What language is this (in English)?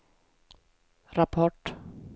Swedish